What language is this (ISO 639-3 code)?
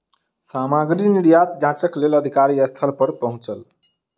mai